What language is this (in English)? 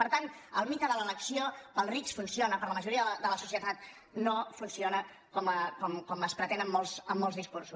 Catalan